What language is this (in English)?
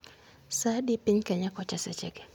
Luo (Kenya and Tanzania)